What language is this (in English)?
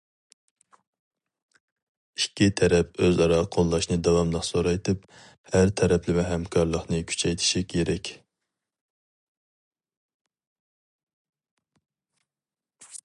Uyghur